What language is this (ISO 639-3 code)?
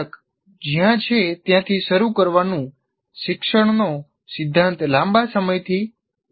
guj